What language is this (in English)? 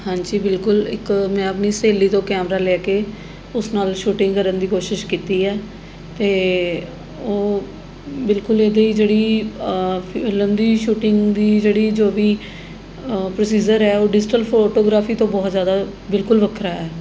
Punjabi